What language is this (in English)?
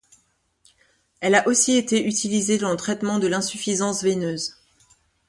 French